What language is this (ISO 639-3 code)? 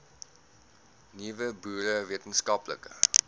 afr